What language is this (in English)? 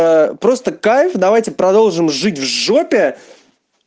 Russian